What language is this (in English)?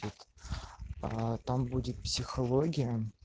Russian